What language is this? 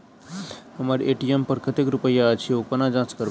Maithili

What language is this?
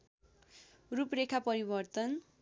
Nepali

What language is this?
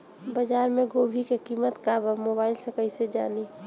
Bhojpuri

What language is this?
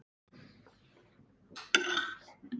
Icelandic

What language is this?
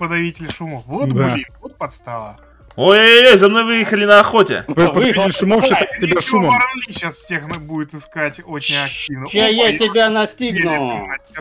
Russian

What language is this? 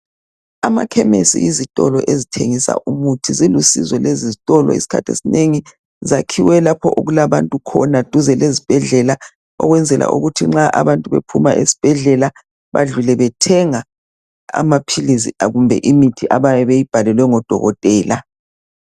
North Ndebele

